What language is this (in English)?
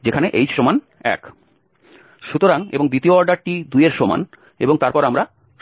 Bangla